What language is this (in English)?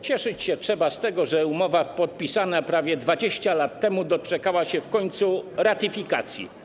Polish